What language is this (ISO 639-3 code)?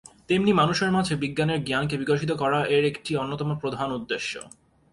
ben